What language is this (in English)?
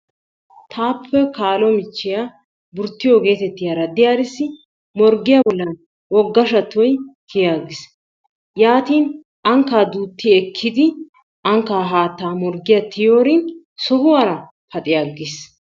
Wolaytta